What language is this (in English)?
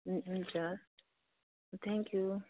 Nepali